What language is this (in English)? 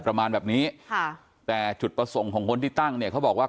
Thai